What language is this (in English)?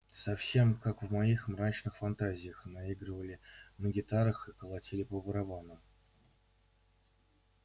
Russian